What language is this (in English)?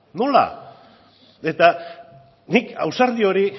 Basque